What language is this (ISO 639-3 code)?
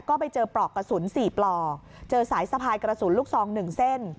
tha